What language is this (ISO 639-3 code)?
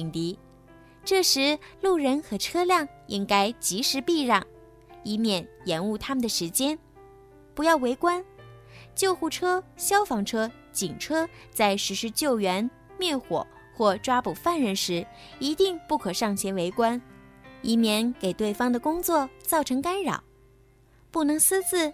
zho